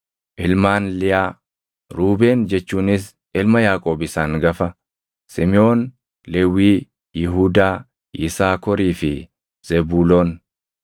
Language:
Oromo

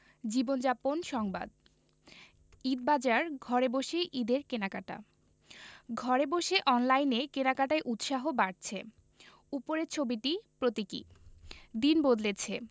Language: Bangla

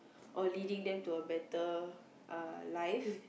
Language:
English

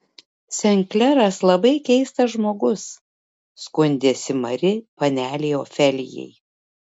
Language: Lithuanian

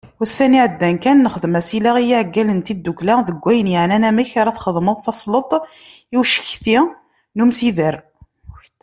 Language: Kabyle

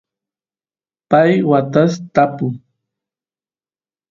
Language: Santiago del Estero Quichua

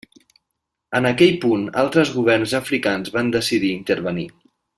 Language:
Catalan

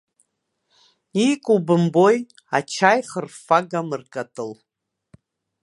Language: Abkhazian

